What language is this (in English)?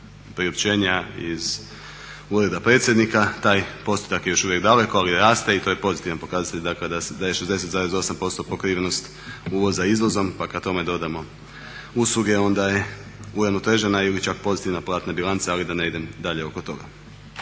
Croatian